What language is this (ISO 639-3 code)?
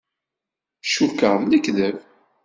kab